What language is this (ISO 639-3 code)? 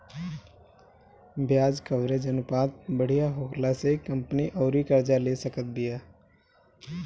bho